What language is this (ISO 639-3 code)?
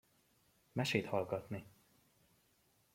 hun